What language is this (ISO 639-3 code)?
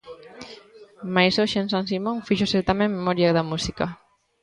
glg